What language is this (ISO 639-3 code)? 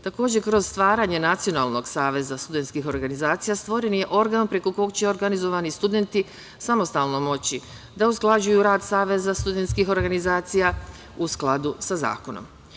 srp